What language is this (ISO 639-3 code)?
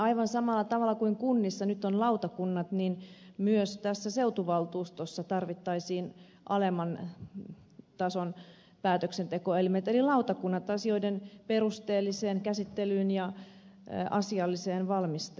fin